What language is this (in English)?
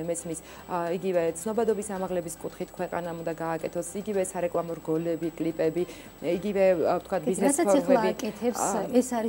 Romanian